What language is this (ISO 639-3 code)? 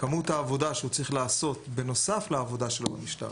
heb